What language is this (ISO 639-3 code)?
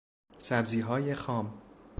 fas